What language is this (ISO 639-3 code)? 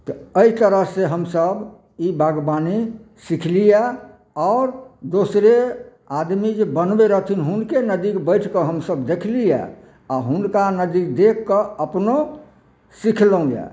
mai